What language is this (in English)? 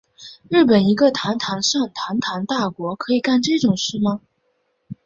Chinese